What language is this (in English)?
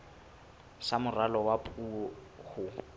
Southern Sotho